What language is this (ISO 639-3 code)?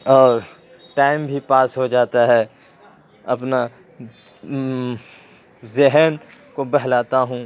urd